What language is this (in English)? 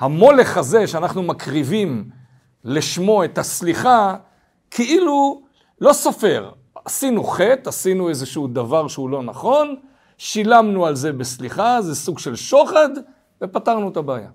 Hebrew